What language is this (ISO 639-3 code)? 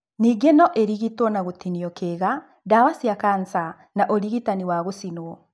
kik